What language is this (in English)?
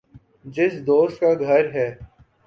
Urdu